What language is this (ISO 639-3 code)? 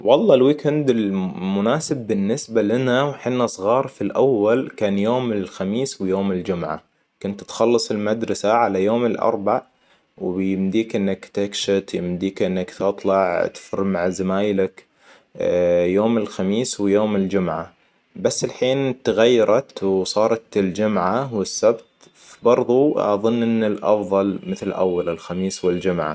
acw